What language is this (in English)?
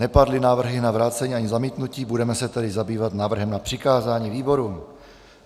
Czech